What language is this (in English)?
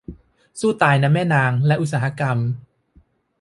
Thai